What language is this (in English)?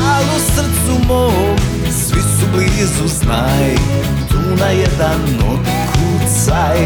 Croatian